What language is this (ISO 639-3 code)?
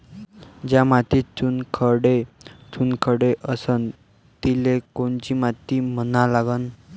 mar